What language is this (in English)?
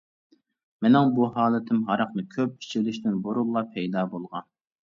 Uyghur